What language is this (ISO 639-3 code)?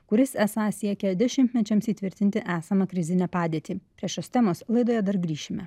lit